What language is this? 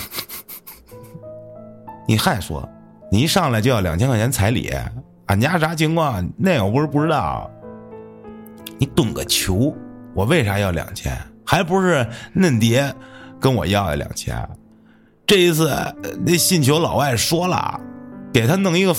Chinese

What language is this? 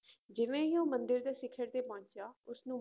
Punjabi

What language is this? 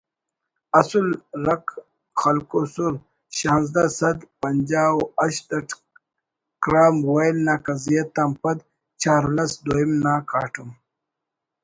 Brahui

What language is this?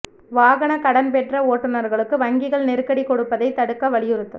Tamil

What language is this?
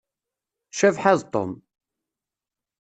Kabyle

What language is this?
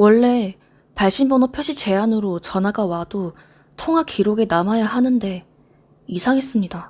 Korean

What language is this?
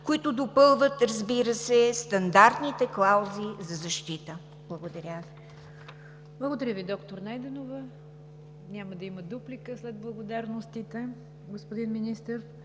Bulgarian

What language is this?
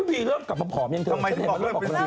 Thai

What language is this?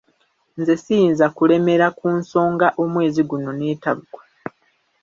Ganda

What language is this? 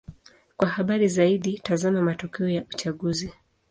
Swahili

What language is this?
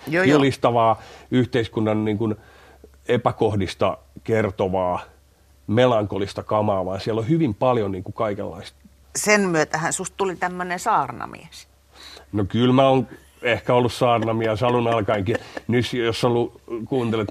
Finnish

